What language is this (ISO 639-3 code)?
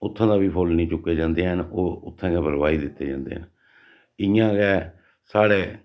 doi